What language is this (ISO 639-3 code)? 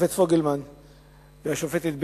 heb